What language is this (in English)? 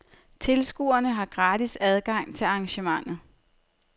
Danish